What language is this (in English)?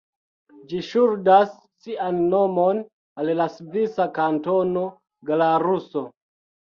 Esperanto